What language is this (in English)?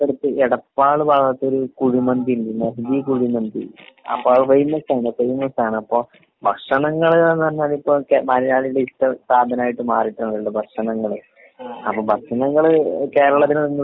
Malayalam